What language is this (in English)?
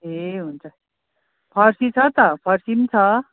Nepali